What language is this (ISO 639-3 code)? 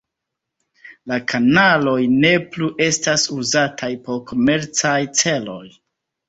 epo